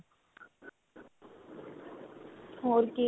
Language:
Punjabi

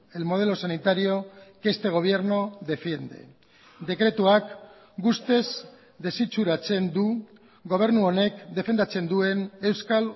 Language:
Basque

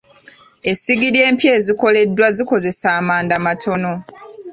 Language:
Ganda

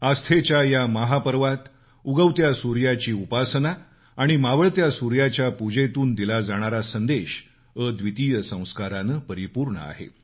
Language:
Marathi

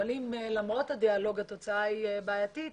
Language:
Hebrew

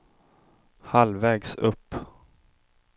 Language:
Swedish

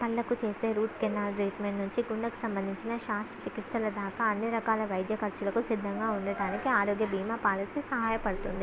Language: Telugu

